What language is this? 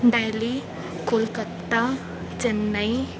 Sindhi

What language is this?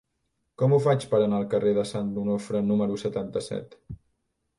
Catalan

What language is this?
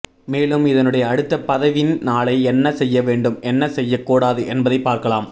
Tamil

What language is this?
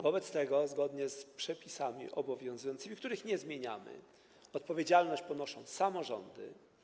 Polish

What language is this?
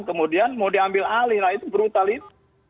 Indonesian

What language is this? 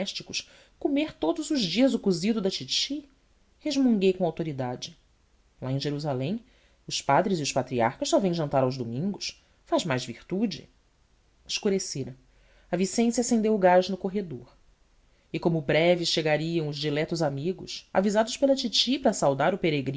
Portuguese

